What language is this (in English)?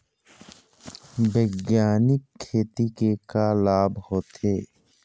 Chhattisgarhi